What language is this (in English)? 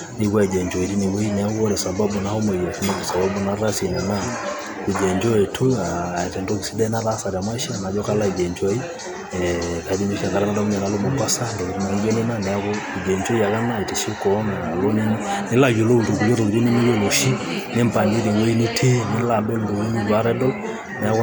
Masai